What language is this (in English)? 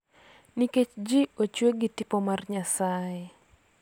Luo (Kenya and Tanzania)